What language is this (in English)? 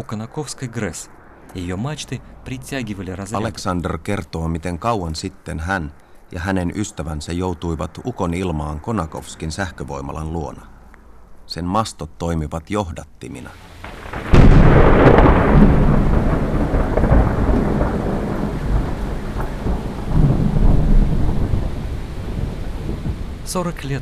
Finnish